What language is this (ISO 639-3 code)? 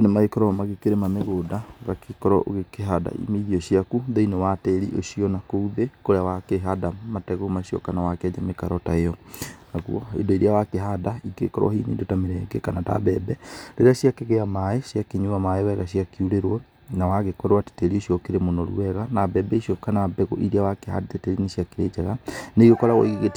kik